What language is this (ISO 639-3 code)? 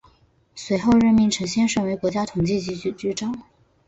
zho